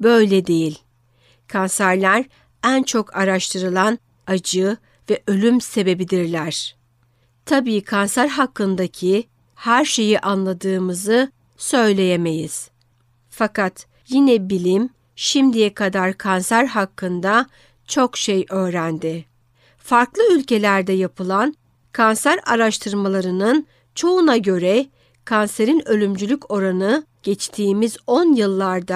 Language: Turkish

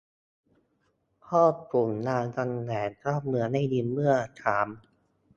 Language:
Thai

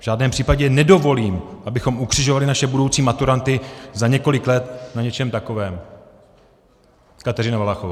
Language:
Czech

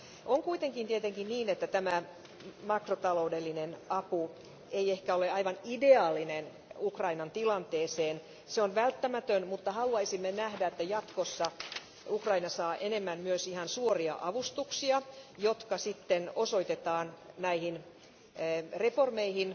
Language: Finnish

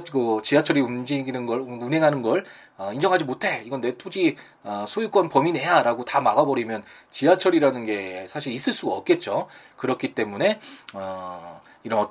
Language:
Korean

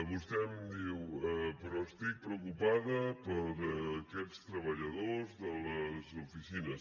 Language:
Catalan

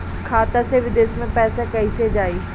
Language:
Bhojpuri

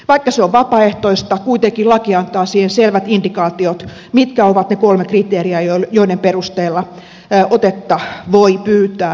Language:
Finnish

